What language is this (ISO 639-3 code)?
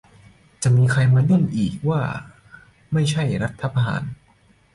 tha